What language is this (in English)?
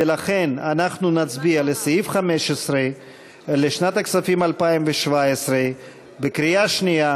Hebrew